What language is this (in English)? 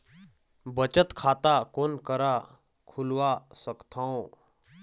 Chhattisgarhi